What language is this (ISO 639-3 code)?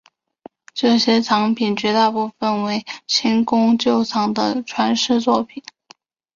zho